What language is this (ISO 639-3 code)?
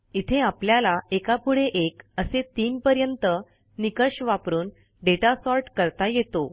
mar